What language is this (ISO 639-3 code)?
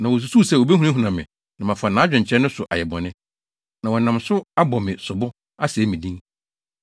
aka